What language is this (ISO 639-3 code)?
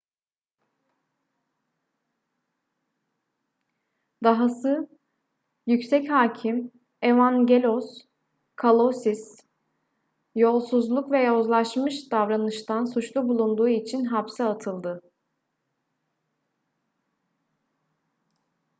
tur